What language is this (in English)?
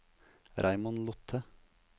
Norwegian